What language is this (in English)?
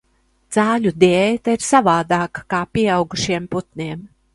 Latvian